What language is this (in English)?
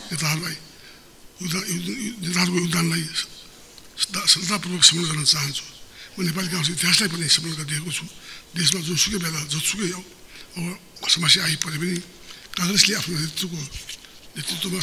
Romanian